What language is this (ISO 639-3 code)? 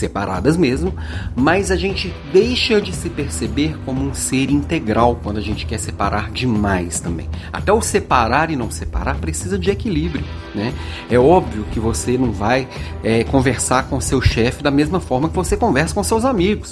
por